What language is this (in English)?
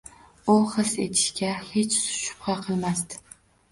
Uzbek